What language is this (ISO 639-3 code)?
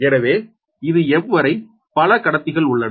tam